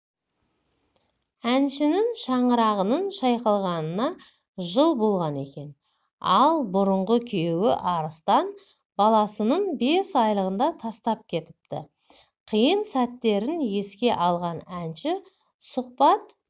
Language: Kazakh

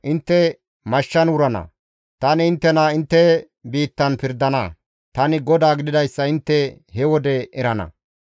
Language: Gamo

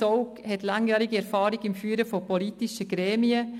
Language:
Swiss German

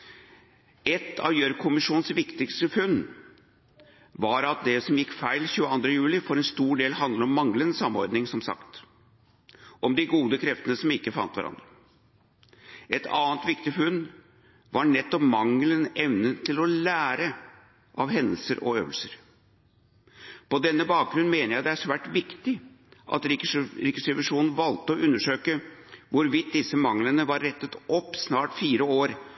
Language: Norwegian Nynorsk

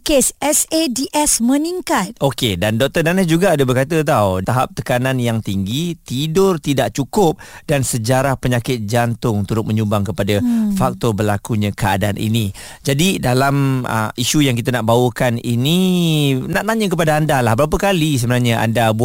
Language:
Malay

